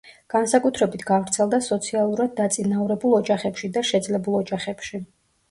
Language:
Georgian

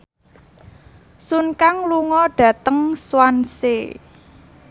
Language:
Javanese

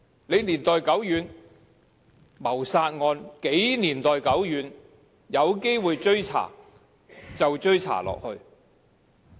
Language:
Cantonese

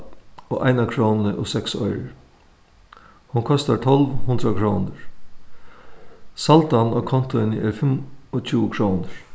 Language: Faroese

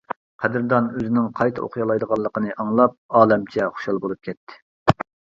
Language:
Uyghur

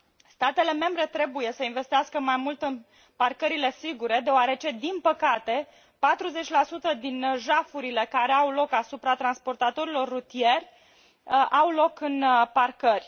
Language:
Romanian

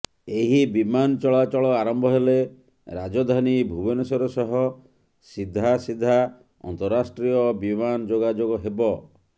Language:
Odia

